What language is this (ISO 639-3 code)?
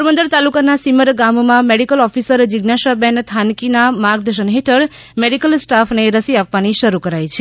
guj